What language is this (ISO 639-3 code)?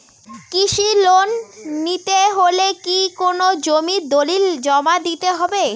ben